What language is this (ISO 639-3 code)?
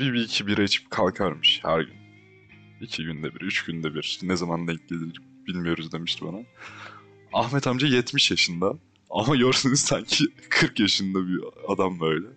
tur